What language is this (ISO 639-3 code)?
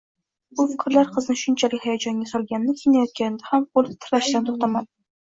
uzb